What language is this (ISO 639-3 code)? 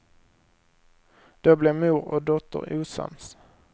swe